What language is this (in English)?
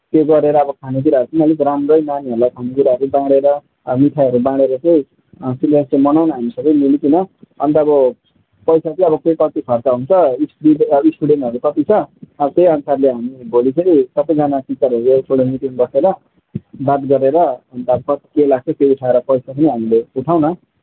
Nepali